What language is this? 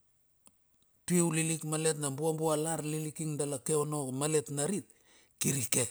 Bilur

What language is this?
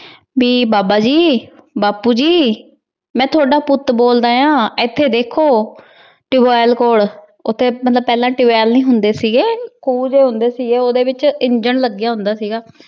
Punjabi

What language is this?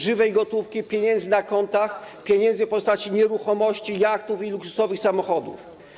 Polish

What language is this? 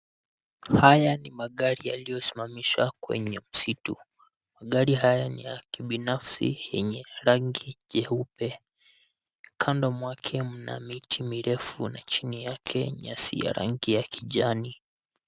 Swahili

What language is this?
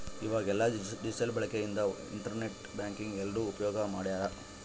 Kannada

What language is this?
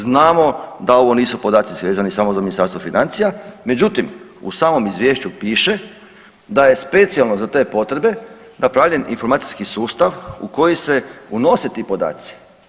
Croatian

